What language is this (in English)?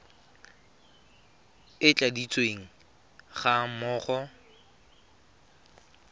Tswana